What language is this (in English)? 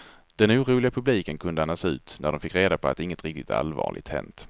Swedish